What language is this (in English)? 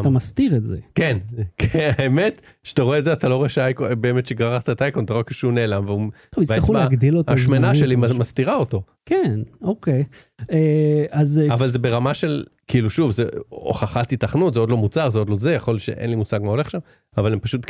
Hebrew